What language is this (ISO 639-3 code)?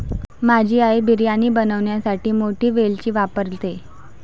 mar